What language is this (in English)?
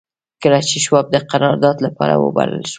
Pashto